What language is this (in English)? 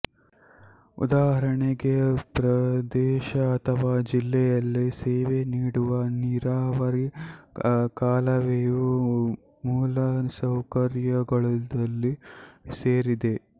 Kannada